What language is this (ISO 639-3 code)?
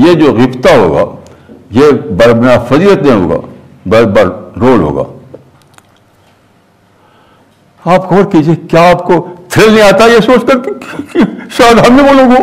urd